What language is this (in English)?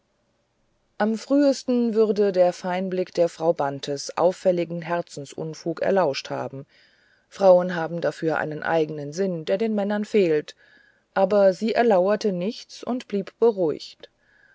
German